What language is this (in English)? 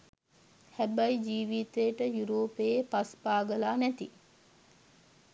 Sinhala